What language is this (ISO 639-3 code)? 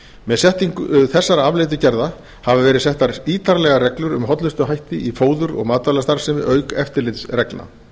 isl